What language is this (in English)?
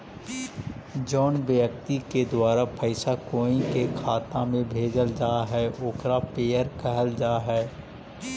Magahi